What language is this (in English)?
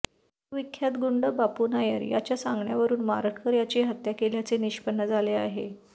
Marathi